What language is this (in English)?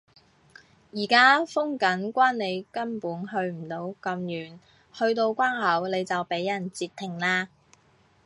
Cantonese